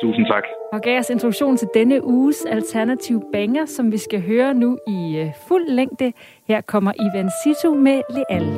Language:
Danish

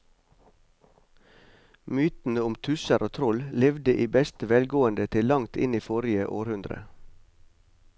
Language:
Norwegian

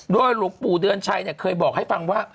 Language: Thai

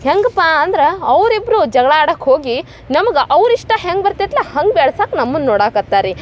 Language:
Kannada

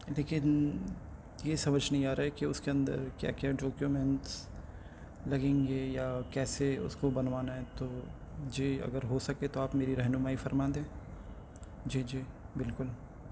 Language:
Urdu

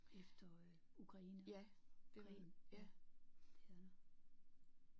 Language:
Danish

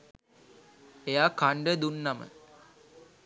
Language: Sinhala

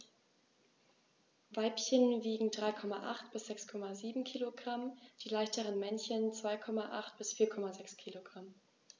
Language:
German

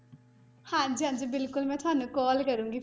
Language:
Punjabi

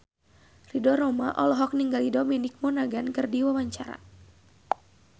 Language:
Sundanese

